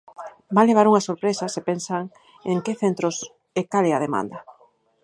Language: Galician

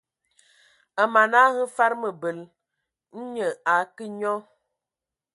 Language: Ewondo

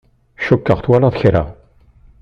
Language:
Kabyle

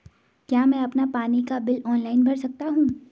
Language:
Hindi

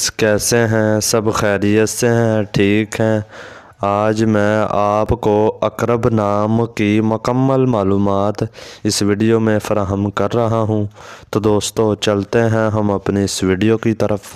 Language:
Hindi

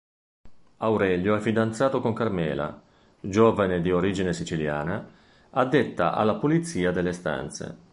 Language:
Italian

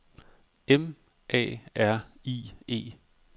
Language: Danish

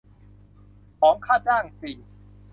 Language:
Thai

